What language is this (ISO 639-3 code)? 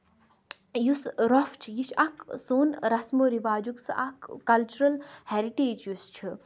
kas